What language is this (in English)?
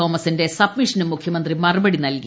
Malayalam